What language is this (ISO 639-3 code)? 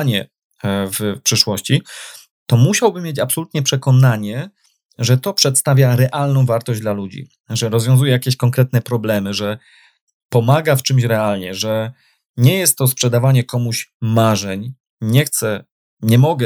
pol